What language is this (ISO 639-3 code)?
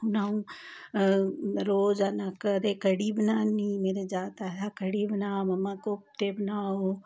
doi